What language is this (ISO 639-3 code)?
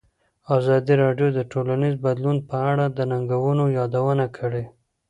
pus